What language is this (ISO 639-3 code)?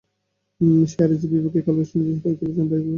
ben